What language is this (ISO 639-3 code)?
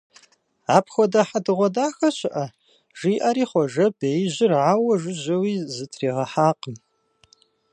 kbd